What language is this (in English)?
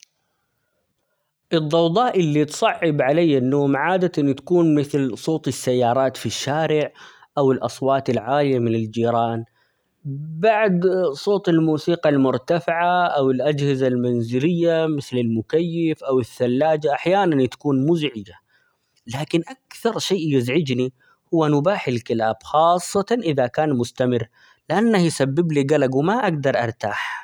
Omani Arabic